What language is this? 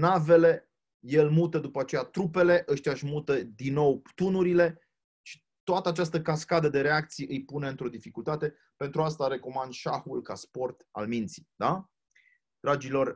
Romanian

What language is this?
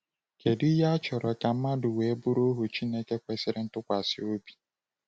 Igbo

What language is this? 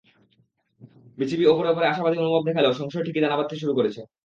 Bangla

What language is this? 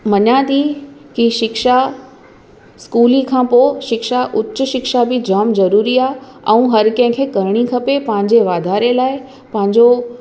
Sindhi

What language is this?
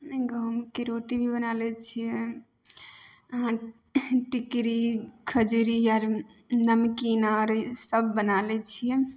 Maithili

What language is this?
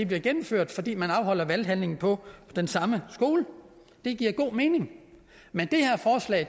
Danish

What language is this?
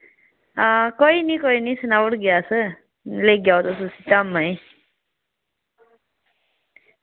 Dogri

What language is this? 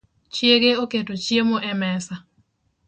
Luo (Kenya and Tanzania)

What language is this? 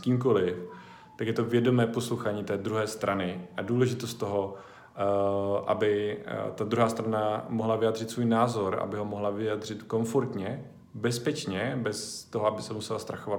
Czech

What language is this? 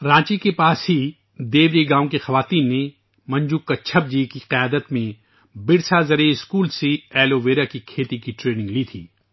Urdu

